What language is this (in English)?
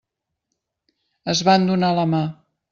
Catalan